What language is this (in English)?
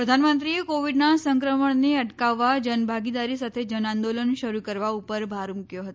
Gujarati